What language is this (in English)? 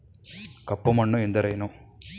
Kannada